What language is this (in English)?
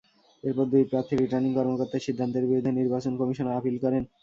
Bangla